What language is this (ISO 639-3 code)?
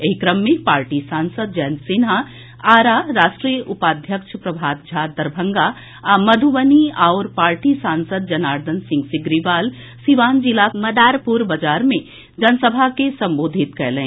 mai